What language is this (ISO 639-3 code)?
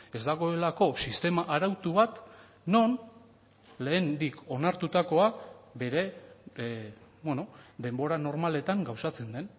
eus